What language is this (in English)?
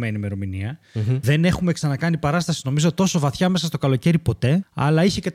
Greek